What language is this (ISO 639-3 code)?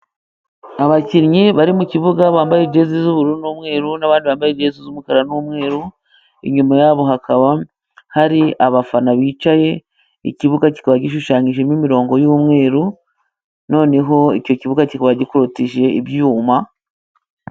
kin